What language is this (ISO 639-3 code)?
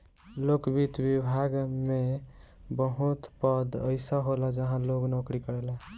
bho